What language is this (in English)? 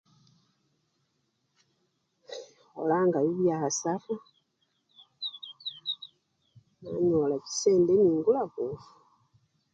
Luyia